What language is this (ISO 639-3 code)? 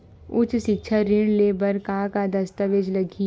hne